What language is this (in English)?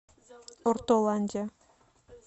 Russian